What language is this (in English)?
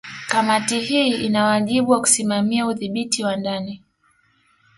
Swahili